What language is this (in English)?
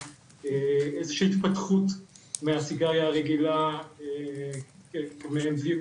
Hebrew